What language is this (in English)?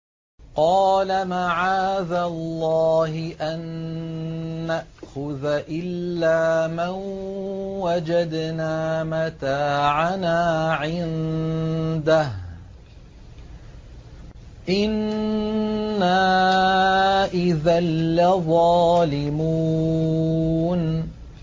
Arabic